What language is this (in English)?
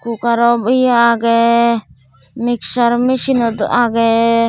Chakma